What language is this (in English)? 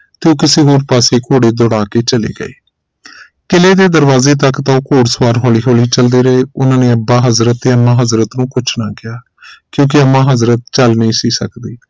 Punjabi